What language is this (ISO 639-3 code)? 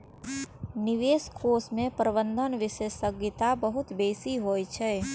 mai